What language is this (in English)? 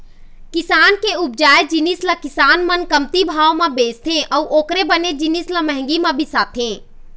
Chhattisgarhi